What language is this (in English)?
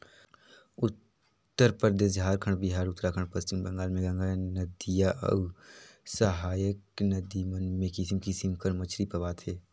Chhattisgarhi